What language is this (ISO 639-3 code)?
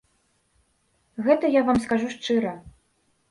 bel